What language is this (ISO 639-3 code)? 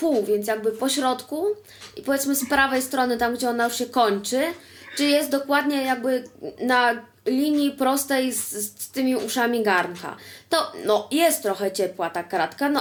pol